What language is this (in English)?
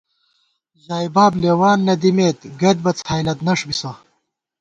Gawar-Bati